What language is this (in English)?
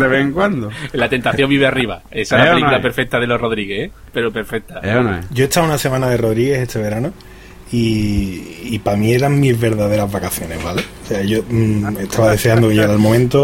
Spanish